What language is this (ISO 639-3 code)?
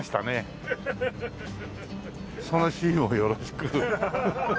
jpn